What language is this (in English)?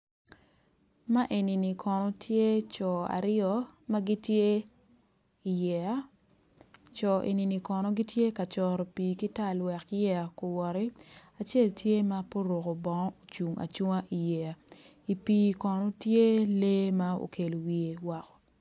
Acoli